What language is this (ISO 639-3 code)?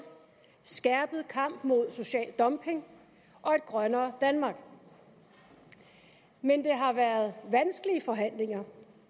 dan